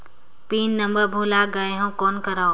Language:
Chhattisgarhi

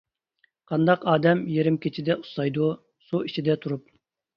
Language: Uyghur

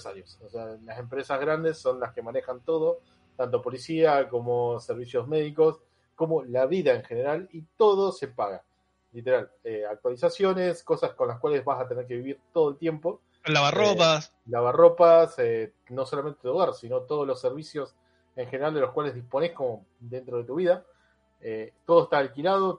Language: Spanish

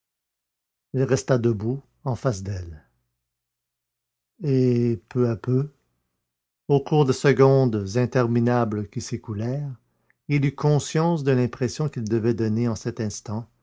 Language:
French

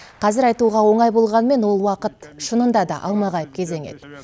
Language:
Kazakh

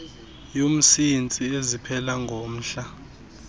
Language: Xhosa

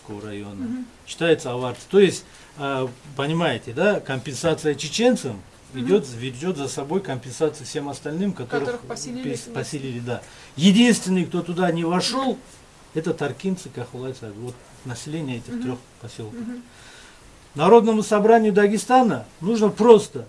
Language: Russian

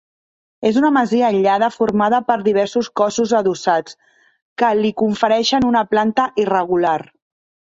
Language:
Catalan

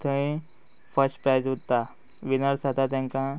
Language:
Konkani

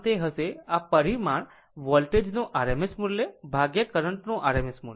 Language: Gujarati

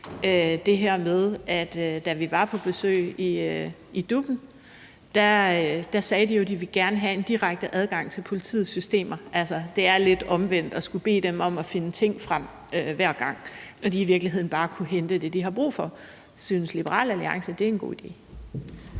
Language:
Danish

